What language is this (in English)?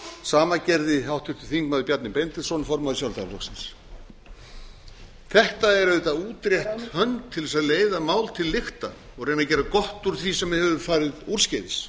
Icelandic